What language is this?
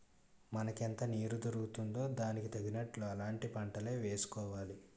Telugu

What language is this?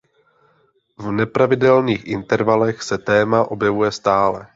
Czech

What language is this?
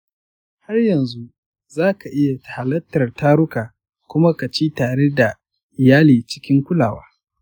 Hausa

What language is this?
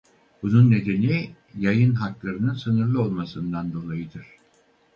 Turkish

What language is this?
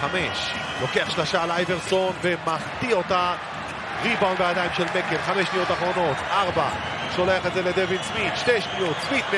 Hebrew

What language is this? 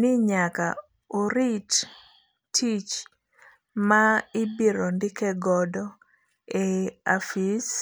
Luo (Kenya and Tanzania)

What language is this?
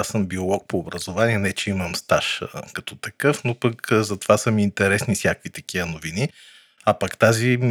Bulgarian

